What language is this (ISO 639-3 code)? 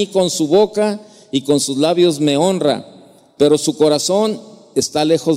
spa